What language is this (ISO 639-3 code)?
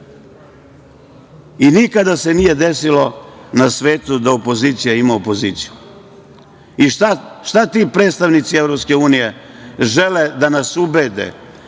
srp